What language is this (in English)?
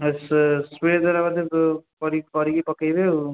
Odia